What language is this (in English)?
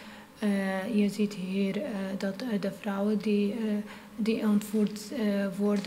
Dutch